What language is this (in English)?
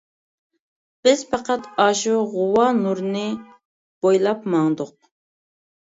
Uyghur